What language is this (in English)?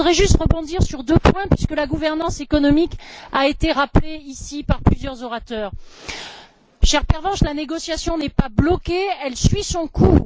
French